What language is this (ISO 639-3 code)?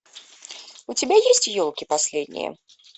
rus